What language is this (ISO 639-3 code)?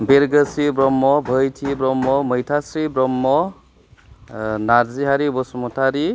brx